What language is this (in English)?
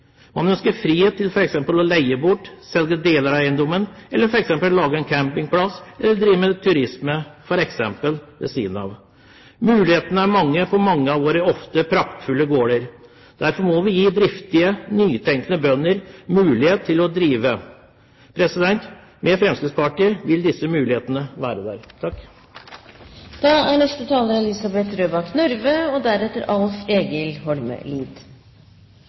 Norwegian Bokmål